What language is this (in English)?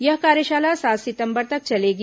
Hindi